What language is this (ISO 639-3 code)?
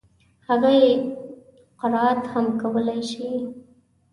pus